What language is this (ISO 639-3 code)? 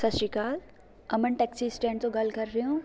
pan